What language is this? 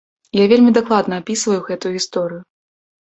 Belarusian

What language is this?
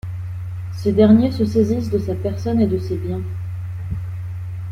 French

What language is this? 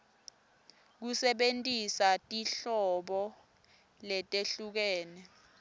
Swati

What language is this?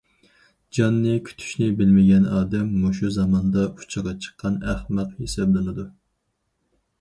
Uyghur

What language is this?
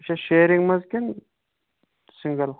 Kashmiri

